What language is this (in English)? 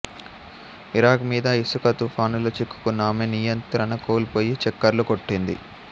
Telugu